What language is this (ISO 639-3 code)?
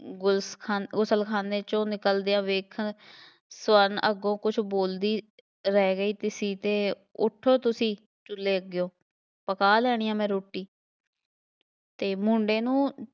pan